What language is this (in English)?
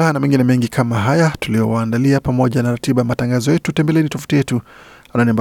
Swahili